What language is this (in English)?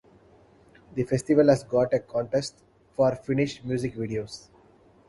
English